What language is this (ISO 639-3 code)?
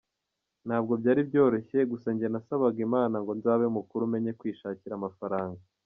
kin